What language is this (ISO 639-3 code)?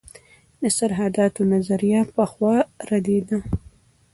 pus